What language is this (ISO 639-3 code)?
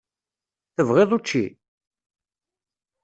kab